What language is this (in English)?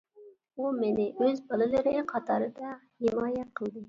Uyghur